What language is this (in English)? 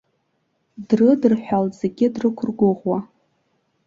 Abkhazian